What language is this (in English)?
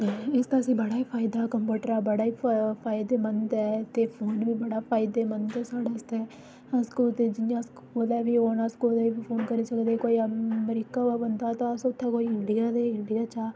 Dogri